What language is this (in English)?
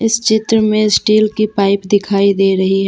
Hindi